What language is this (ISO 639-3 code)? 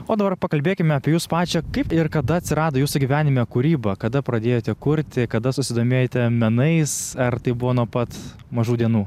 lit